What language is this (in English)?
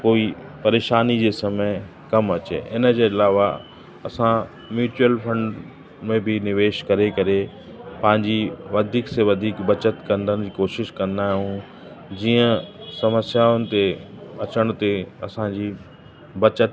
Sindhi